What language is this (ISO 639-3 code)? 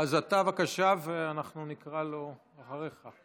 heb